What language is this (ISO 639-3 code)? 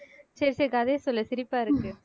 tam